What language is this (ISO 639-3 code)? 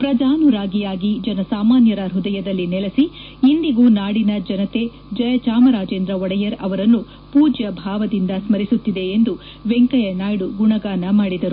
kan